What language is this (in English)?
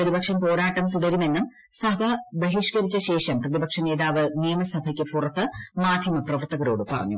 Malayalam